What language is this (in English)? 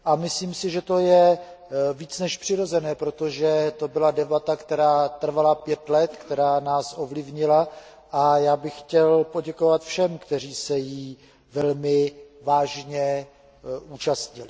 Czech